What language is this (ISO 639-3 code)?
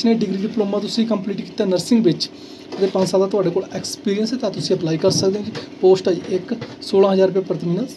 hin